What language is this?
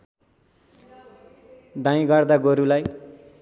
Nepali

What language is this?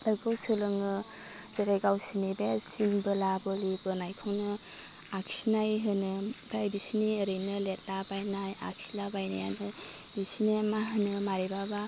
Bodo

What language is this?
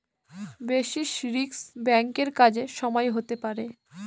Bangla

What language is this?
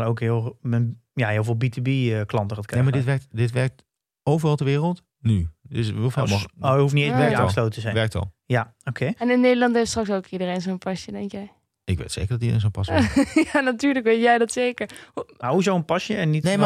Dutch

